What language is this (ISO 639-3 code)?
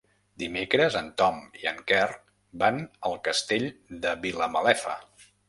cat